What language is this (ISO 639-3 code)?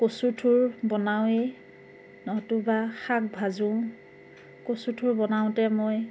asm